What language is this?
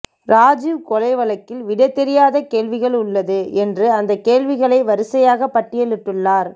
Tamil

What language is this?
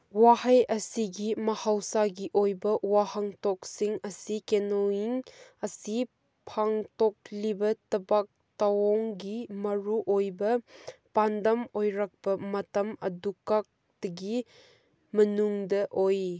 Manipuri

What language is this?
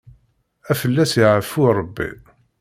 Kabyle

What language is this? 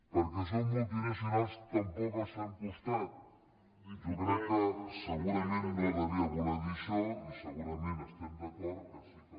Catalan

